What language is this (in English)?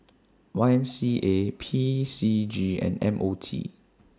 English